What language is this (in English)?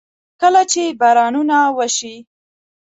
Pashto